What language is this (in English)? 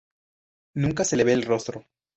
Spanish